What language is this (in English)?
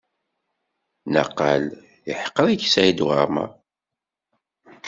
Kabyle